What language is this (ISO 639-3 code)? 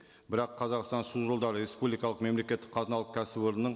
kaz